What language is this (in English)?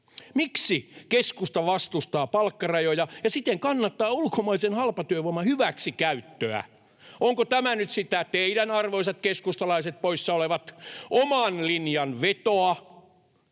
Finnish